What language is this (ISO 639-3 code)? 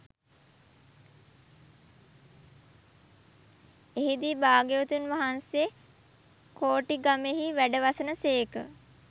sin